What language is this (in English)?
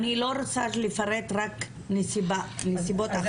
Hebrew